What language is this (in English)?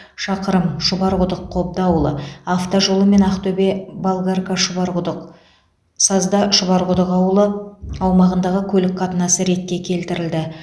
Kazakh